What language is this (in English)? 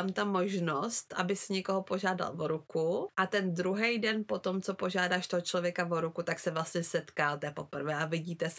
Czech